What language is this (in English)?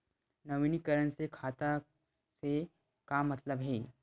Chhattisgarhi